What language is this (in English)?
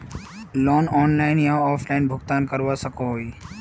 Magahi